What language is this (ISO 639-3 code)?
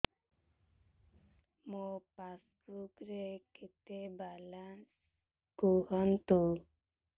ori